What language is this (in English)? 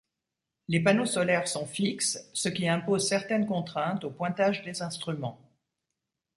French